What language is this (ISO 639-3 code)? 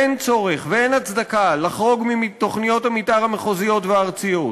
heb